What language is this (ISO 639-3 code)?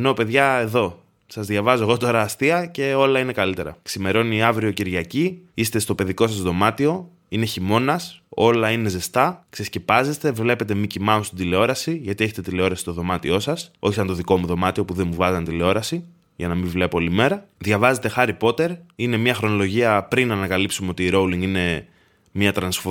ell